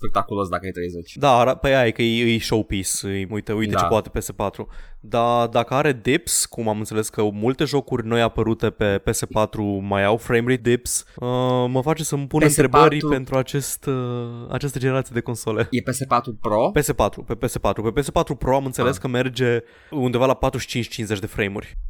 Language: Romanian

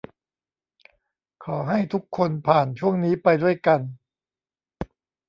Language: Thai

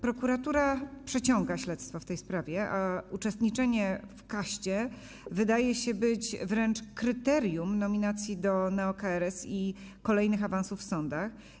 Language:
Polish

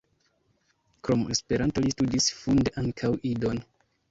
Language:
Esperanto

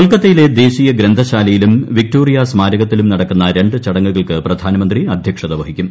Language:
Malayalam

